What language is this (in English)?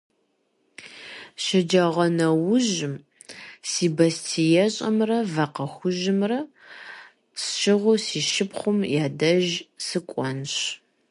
Kabardian